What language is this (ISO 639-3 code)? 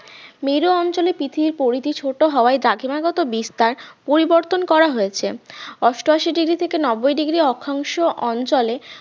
ben